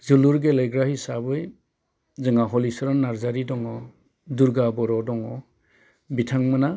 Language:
Bodo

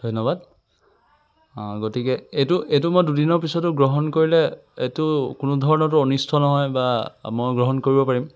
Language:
Assamese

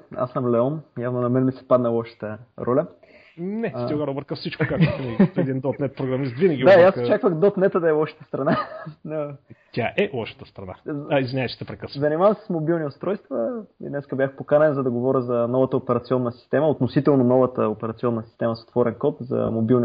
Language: Bulgarian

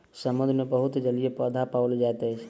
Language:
Maithili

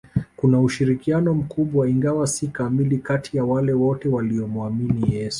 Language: Swahili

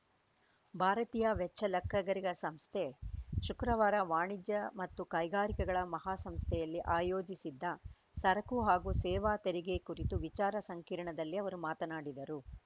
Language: Kannada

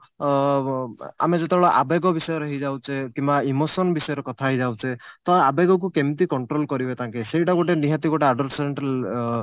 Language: Odia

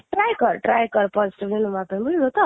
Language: Odia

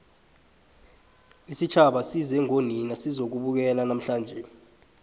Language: South Ndebele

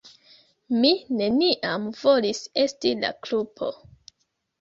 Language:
Esperanto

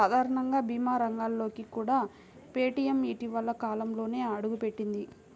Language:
Telugu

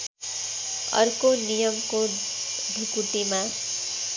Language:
Nepali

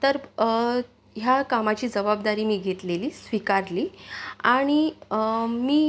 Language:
Marathi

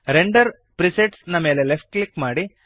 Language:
Kannada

